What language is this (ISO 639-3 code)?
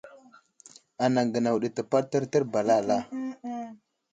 udl